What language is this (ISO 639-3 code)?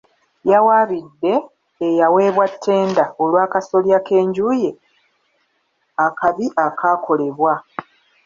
lug